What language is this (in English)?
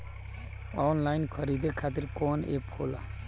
Bhojpuri